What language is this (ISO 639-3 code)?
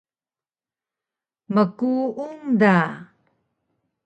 trv